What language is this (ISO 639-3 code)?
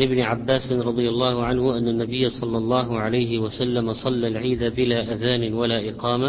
ara